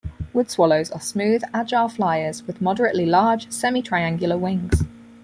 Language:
English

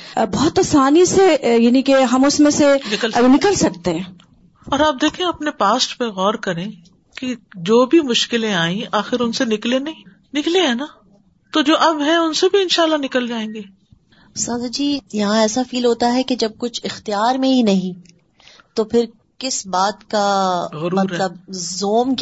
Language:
Urdu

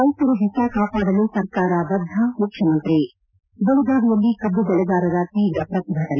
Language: Kannada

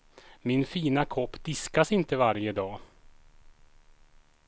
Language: Swedish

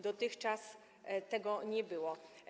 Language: Polish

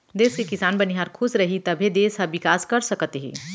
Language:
Chhattisgarhi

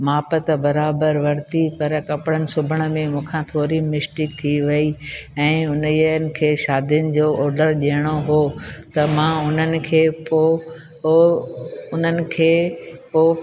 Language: Sindhi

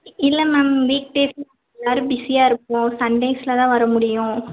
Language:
Tamil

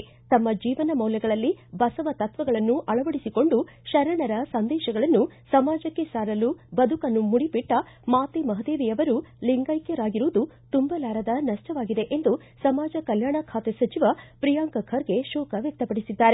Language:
Kannada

